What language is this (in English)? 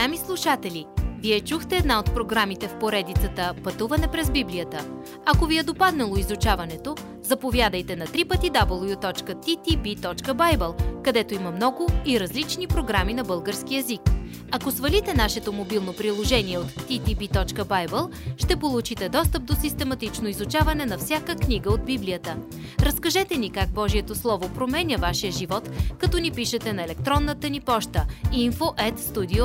Bulgarian